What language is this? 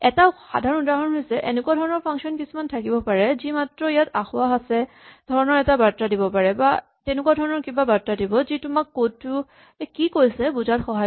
Assamese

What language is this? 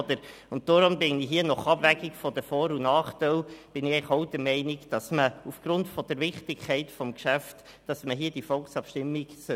Swiss German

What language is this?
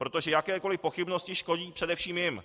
Czech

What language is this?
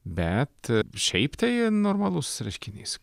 Lithuanian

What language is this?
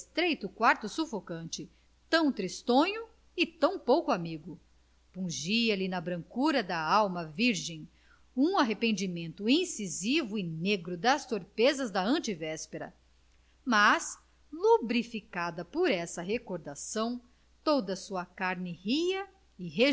Portuguese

